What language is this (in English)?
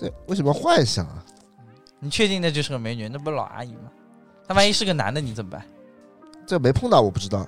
Chinese